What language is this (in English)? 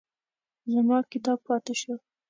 Pashto